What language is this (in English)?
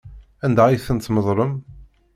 Kabyle